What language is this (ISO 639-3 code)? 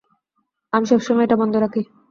ben